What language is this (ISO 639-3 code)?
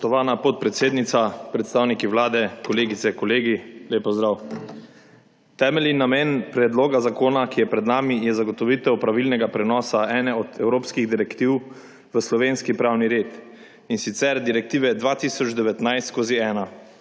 slv